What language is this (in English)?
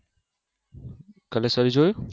Gujarati